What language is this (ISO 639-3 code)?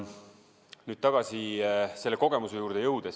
est